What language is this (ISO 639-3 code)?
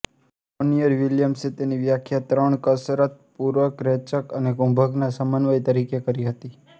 guj